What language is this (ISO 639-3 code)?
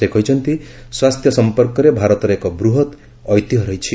ori